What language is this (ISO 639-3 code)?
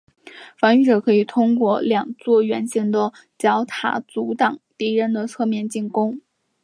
zho